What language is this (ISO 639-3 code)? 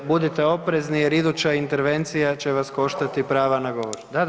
hrv